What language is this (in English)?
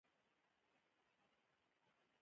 Pashto